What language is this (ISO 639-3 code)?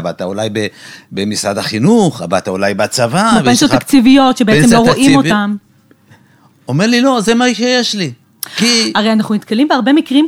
heb